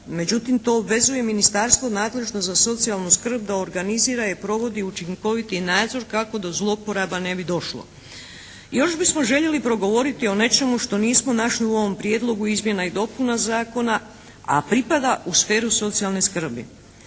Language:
Croatian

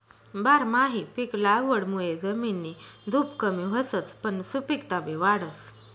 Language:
Marathi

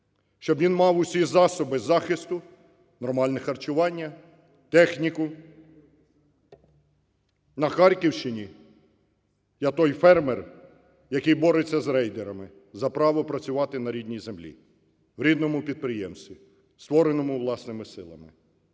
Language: Ukrainian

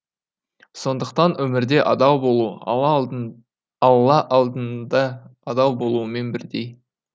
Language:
Kazakh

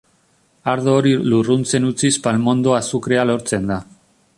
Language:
Basque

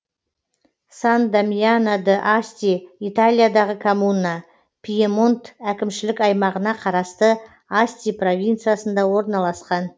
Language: Kazakh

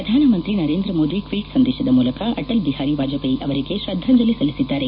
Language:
Kannada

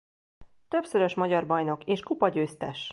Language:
Hungarian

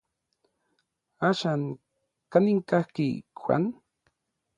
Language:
Orizaba Nahuatl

